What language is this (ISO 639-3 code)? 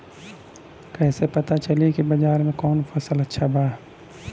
bho